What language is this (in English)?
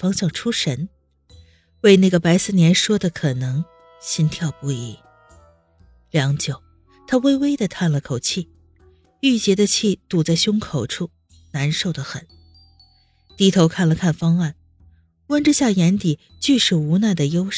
Chinese